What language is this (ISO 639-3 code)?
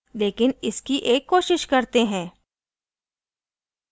hin